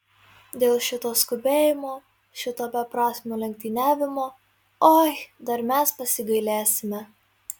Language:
Lithuanian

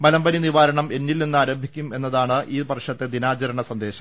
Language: Malayalam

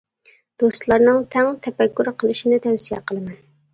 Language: Uyghur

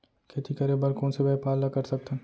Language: Chhattisgarhi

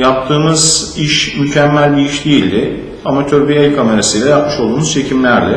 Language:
Turkish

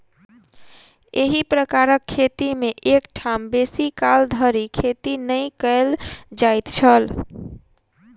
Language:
Maithili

